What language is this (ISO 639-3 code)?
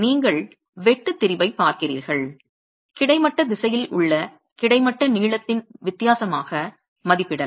tam